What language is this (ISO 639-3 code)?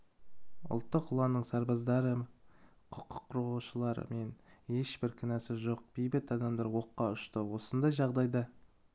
kaz